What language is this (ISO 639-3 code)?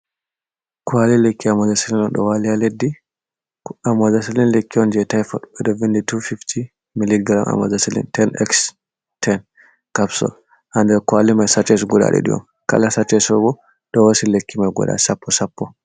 ful